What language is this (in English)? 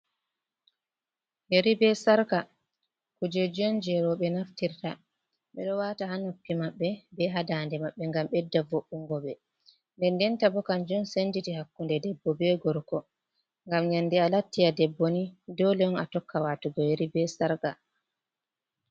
Fula